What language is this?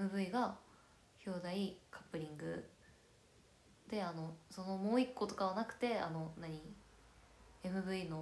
Japanese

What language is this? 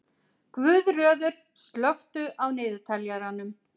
Icelandic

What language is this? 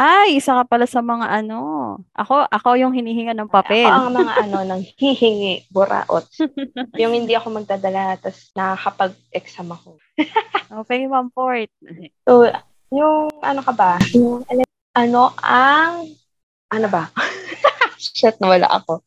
Filipino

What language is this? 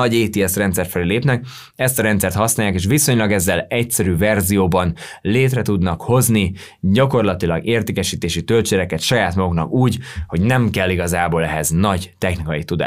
Hungarian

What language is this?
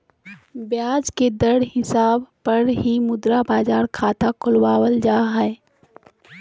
Magahi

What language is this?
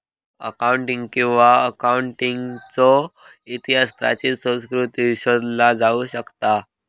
Marathi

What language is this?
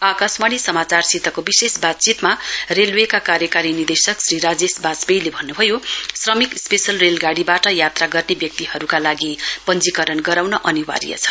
Nepali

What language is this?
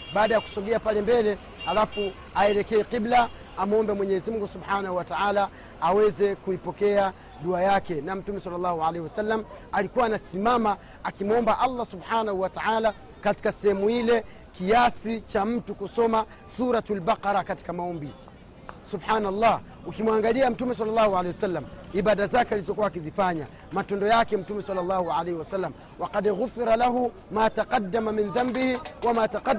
Swahili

